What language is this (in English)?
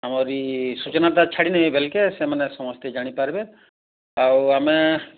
Odia